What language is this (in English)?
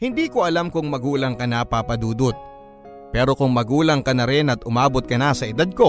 Filipino